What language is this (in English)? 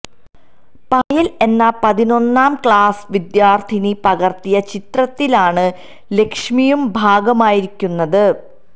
Malayalam